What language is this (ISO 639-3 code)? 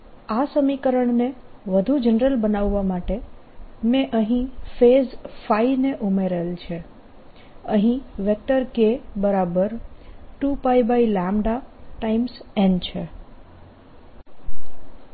guj